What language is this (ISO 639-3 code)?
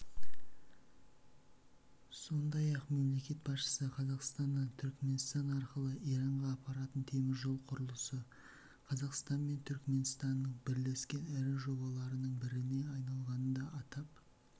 kaz